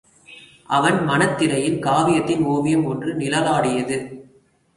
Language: Tamil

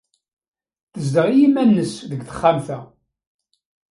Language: Kabyle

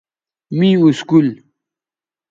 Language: Bateri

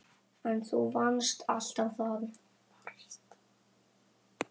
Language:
Icelandic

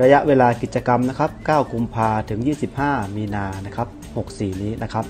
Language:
Thai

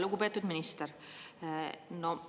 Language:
Estonian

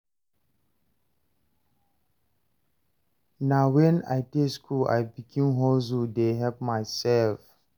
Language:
Nigerian Pidgin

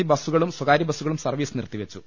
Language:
Malayalam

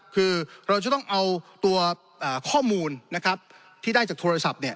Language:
Thai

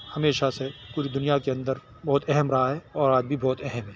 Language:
Urdu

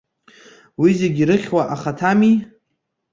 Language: Abkhazian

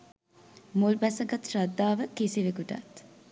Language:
Sinhala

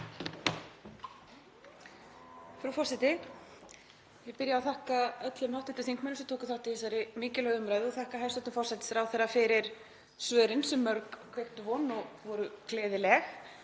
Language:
Icelandic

